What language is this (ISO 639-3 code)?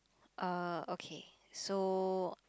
eng